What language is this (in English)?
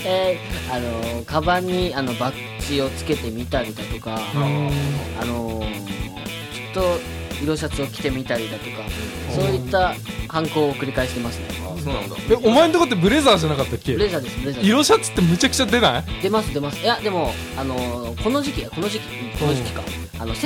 Japanese